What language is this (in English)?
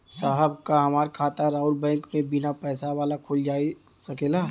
Bhojpuri